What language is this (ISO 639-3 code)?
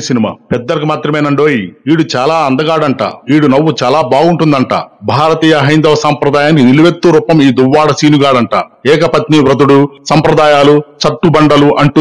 tel